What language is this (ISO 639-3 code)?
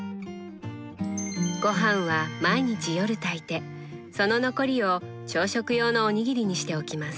jpn